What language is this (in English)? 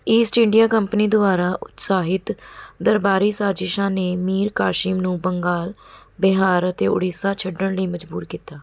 Punjabi